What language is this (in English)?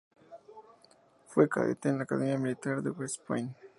Spanish